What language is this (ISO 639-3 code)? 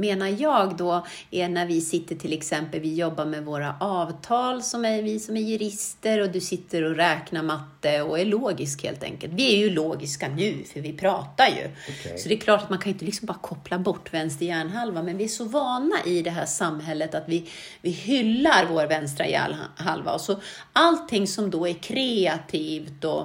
swe